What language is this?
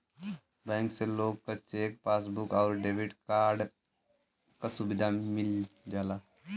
Bhojpuri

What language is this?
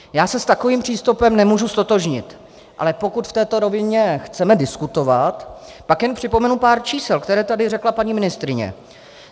Czech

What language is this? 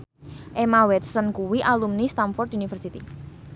Javanese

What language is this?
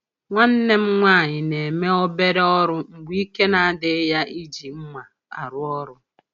Igbo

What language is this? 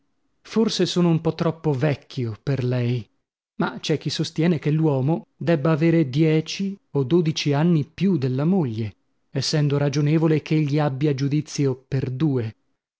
Italian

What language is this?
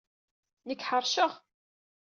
Kabyle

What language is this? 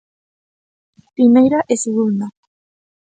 Galician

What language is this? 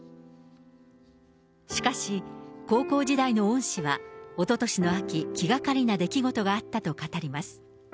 Japanese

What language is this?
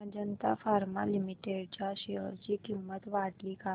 Marathi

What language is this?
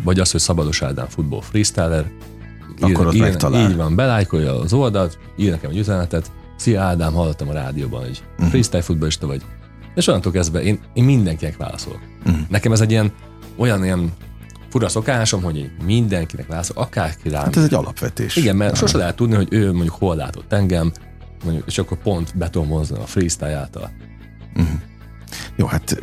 Hungarian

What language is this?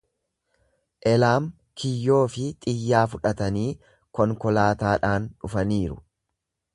Oromo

